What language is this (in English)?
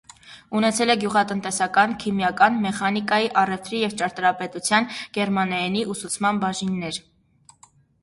Armenian